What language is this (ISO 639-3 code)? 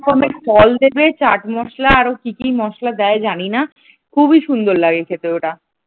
ben